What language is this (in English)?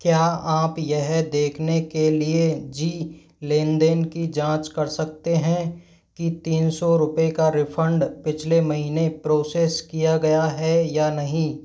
Hindi